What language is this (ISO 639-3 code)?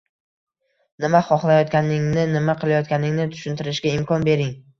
uzb